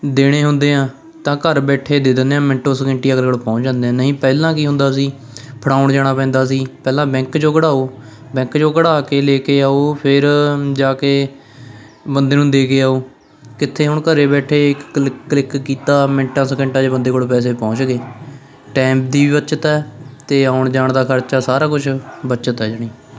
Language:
Punjabi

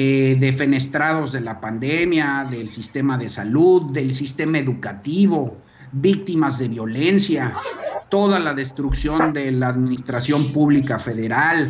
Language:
Spanish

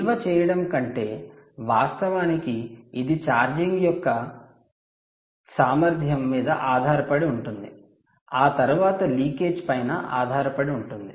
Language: Telugu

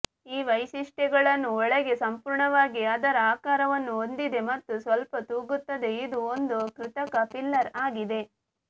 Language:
Kannada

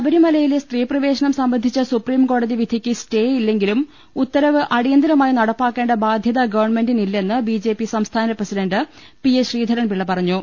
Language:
Malayalam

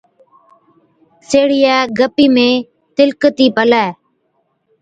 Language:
Od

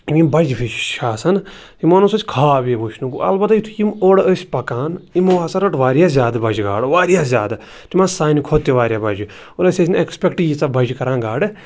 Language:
Kashmiri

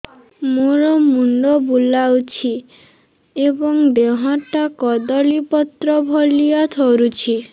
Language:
Odia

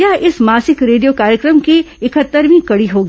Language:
Hindi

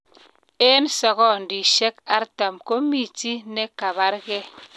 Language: Kalenjin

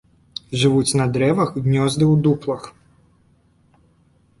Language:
Belarusian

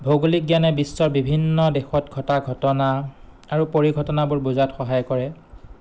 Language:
Assamese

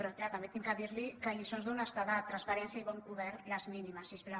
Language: Catalan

